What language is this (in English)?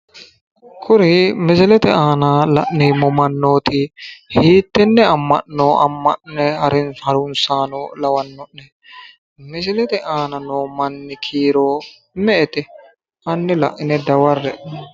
Sidamo